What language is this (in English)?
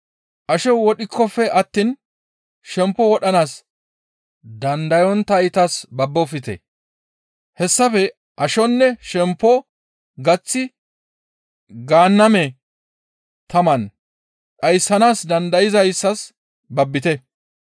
Gamo